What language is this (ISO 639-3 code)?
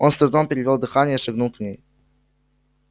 rus